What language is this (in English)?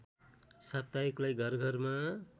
Nepali